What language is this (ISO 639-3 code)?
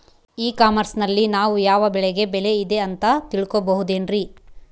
kan